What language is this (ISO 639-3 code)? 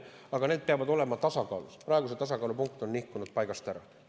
est